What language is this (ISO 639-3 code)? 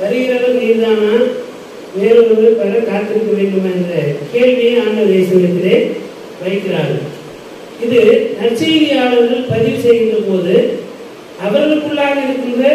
ron